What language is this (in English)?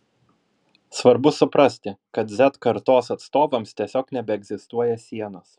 Lithuanian